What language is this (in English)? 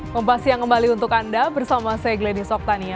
Indonesian